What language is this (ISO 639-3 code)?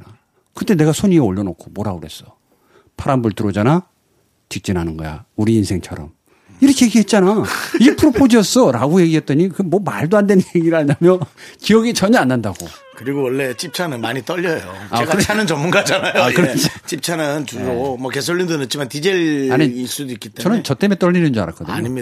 kor